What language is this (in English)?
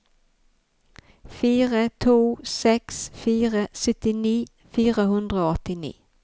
Norwegian